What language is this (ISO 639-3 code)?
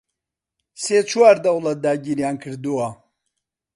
ckb